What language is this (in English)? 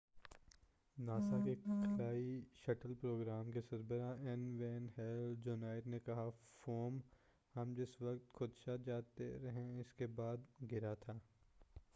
Urdu